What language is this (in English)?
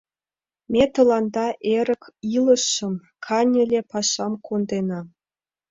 Mari